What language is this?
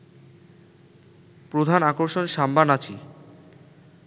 Bangla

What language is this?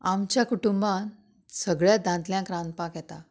Konkani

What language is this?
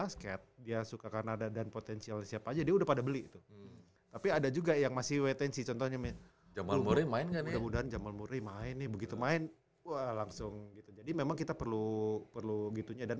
Indonesian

